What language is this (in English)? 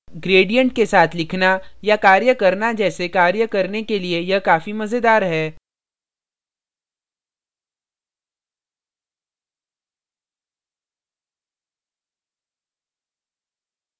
Hindi